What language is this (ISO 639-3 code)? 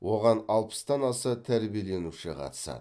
kaz